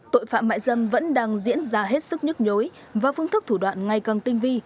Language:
Vietnamese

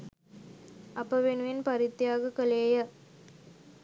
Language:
Sinhala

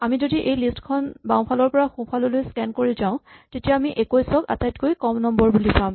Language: Assamese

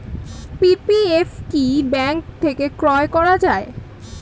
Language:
Bangla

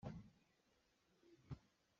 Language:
Hakha Chin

